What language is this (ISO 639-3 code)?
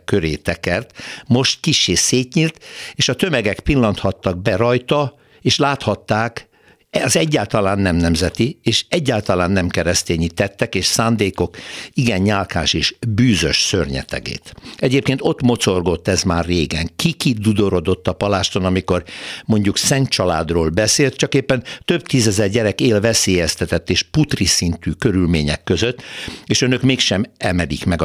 hun